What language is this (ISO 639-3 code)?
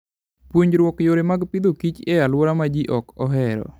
luo